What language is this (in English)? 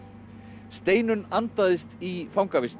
Icelandic